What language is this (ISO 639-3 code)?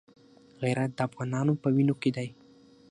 pus